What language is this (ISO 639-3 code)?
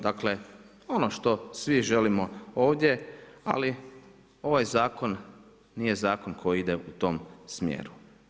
hrv